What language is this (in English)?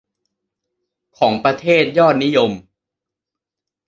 Thai